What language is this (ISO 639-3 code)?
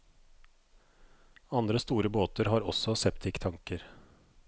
nor